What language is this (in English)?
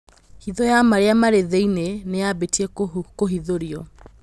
Kikuyu